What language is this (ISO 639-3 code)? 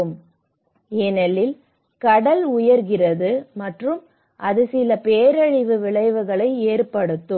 tam